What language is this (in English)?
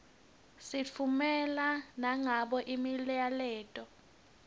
Swati